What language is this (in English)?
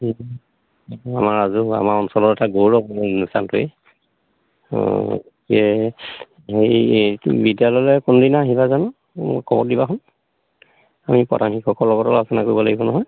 Assamese